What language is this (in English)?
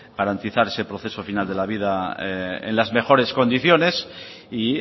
Spanish